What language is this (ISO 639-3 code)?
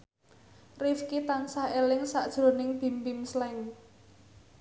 jav